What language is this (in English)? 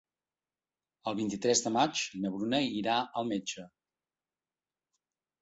Catalan